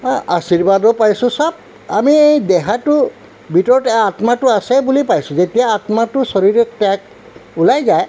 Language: Assamese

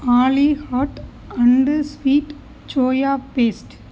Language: Tamil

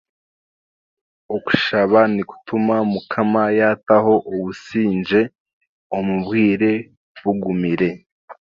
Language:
Chiga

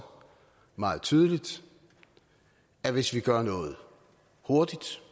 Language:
Danish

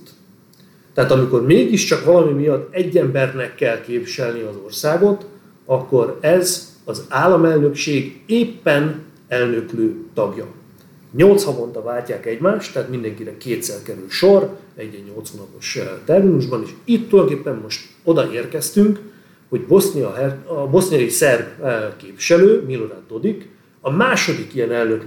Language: Hungarian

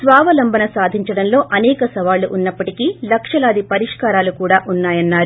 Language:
Telugu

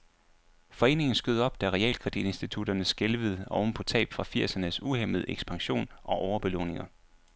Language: Danish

